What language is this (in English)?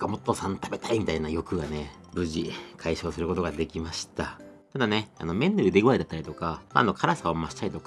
Japanese